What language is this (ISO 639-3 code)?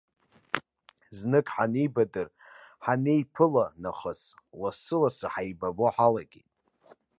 abk